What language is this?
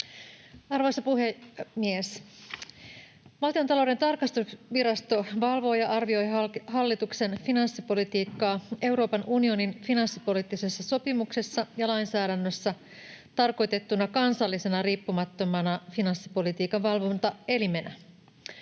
Finnish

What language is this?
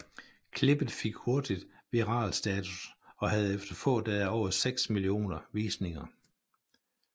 Danish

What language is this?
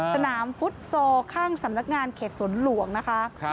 Thai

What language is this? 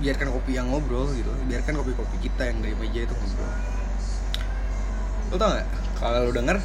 Indonesian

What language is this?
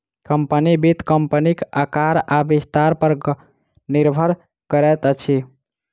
Maithili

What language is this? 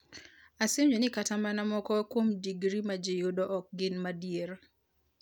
Luo (Kenya and Tanzania)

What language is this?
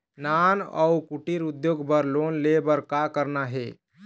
Chhattisgarhi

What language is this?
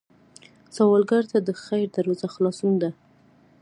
Pashto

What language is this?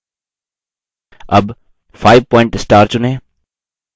Hindi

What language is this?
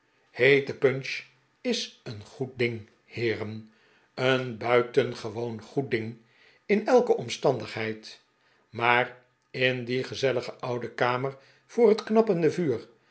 Dutch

